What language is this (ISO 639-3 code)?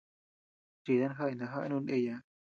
cux